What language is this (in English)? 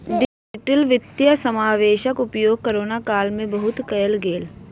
Maithili